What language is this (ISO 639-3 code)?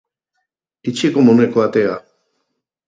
eus